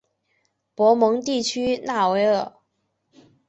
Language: Chinese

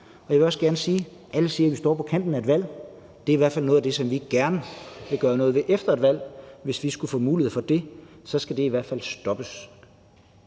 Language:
Danish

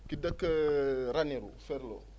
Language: Wolof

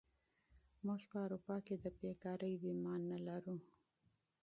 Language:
Pashto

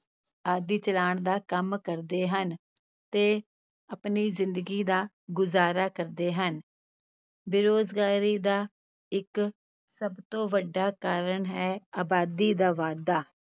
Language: Punjabi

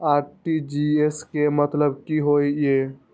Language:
Maithili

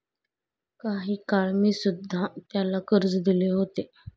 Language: Marathi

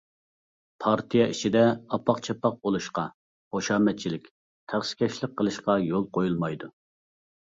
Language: Uyghur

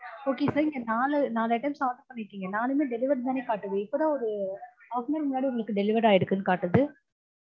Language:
Tamil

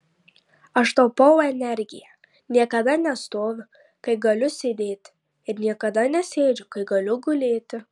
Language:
Lithuanian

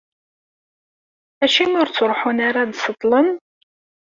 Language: Kabyle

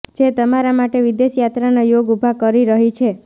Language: Gujarati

